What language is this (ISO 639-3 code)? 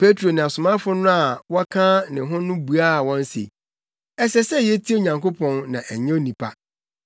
aka